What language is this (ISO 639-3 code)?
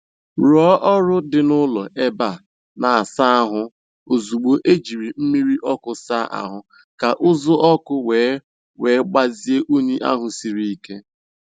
ibo